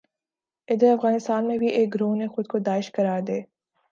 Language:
Urdu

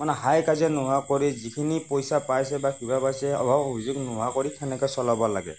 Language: Assamese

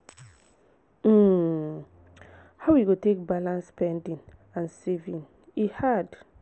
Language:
Nigerian Pidgin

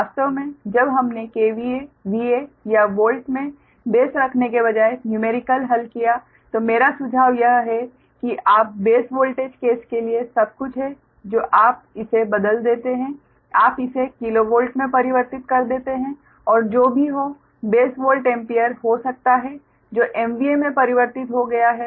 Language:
Hindi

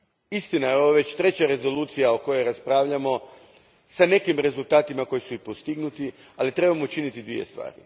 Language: Croatian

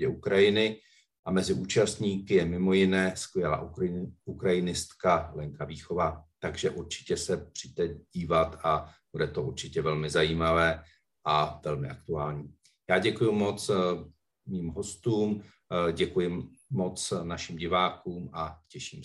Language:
Czech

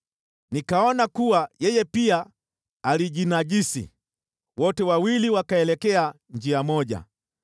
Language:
Swahili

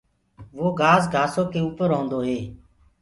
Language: Gurgula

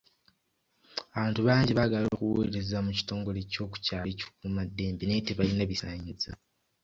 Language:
Ganda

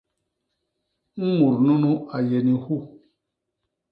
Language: Basaa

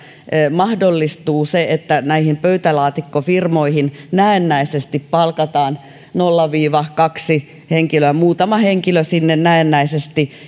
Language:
Finnish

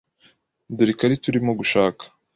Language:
Kinyarwanda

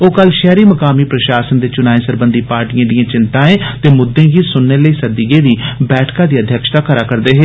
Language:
Dogri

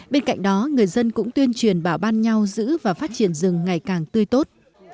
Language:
Vietnamese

